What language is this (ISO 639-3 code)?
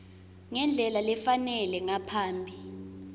ssw